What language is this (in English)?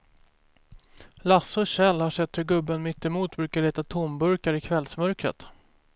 Swedish